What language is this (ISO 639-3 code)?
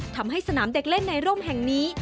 tha